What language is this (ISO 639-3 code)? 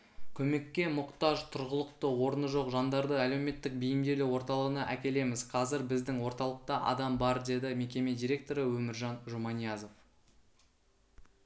kaz